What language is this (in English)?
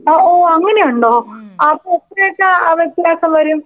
Malayalam